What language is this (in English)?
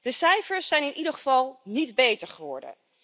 Dutch